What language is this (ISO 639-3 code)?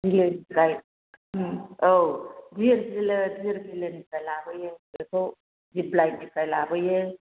brx